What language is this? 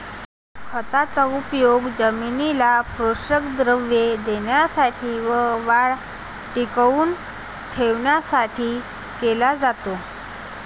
Marathi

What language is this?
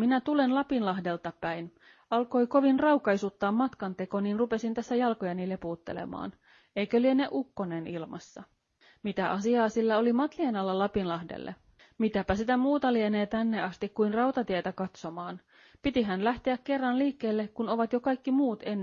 Finnish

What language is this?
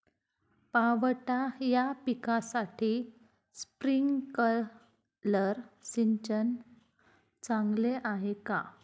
Marathi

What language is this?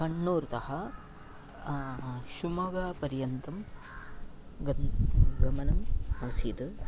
Sanskrit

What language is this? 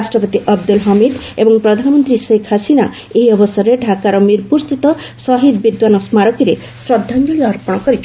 Odia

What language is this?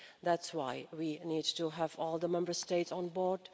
English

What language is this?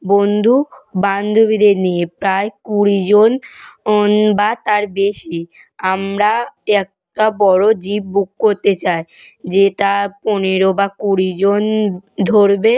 Bangla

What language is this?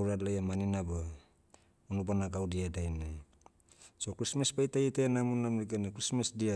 Motu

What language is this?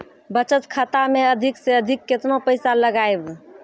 Maithili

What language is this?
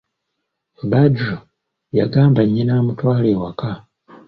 Ganda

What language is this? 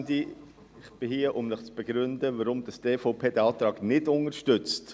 Swiss German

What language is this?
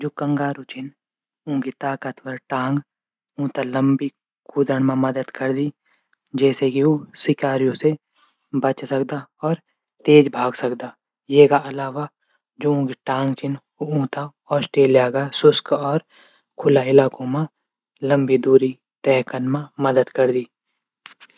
Garhwali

